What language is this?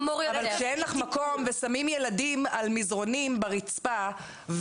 Hebrew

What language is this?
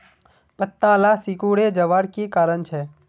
Magahi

